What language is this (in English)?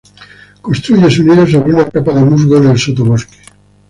Spanish